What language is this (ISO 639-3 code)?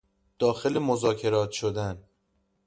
fas